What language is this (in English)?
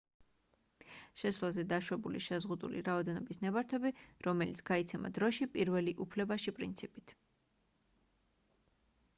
Georgian